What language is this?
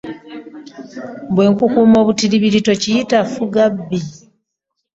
Ganda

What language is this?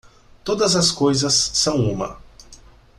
Portuguese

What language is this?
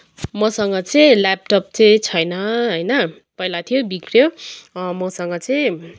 Nepali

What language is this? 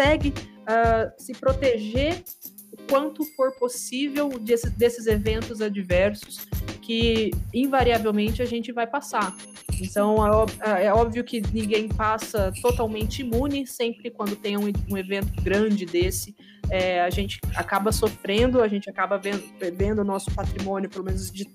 Portuguese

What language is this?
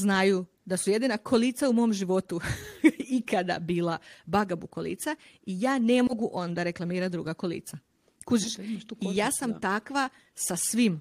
Croatian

